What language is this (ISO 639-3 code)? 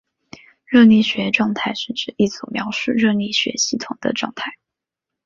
zho